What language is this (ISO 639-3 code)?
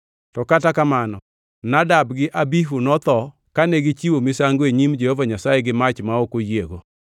luo